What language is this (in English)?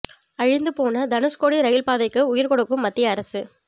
Tamil